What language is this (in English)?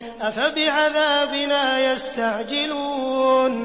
Arabic